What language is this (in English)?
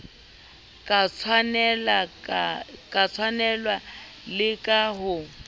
Southern Sotho